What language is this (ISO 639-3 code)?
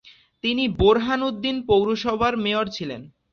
ben